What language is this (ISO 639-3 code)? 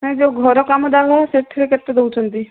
ori